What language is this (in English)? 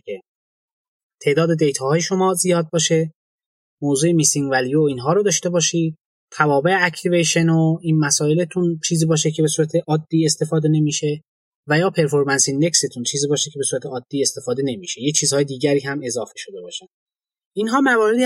Persian